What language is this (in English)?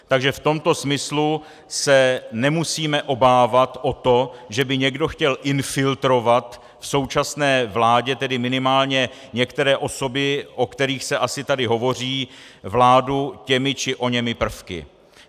Czech